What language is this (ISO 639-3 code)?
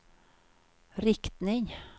swe